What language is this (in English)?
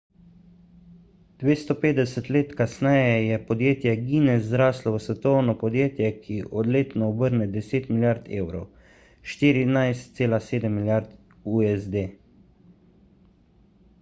Slovenian